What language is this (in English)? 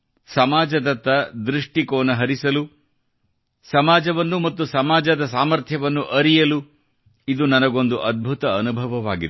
Kannada